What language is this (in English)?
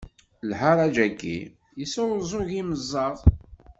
Kabyle